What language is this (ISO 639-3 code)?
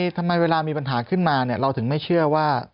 tha